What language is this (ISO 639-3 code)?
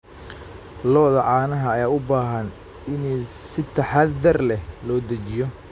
som